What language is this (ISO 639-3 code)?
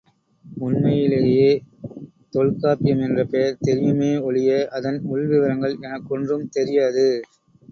tam